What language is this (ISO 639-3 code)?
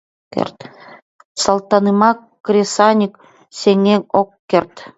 chm